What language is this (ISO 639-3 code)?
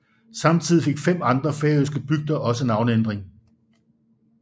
dan